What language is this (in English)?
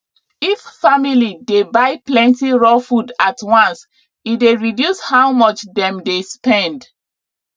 Nigerian Pidgin